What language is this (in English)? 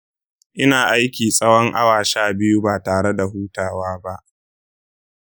Hausa